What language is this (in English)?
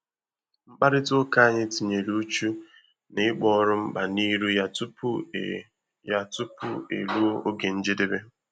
Igbo